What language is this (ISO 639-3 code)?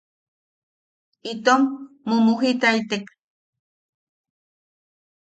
yaq